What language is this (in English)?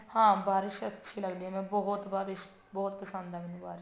Punjabi